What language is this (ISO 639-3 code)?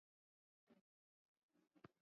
swa